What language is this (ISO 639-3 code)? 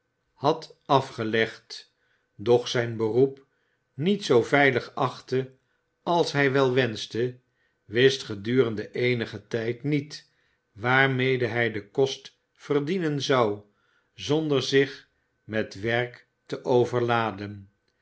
nld